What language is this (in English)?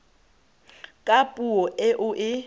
Tswana